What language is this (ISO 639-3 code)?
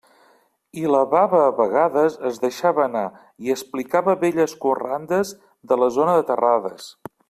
cat